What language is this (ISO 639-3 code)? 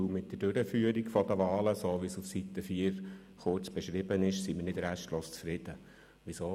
gsw